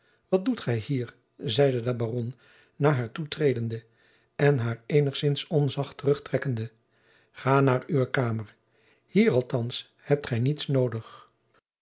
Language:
Dutch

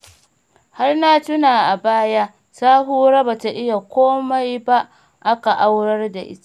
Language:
Hausa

